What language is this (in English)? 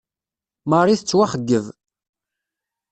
Kabyle